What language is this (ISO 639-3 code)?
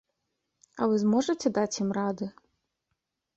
bel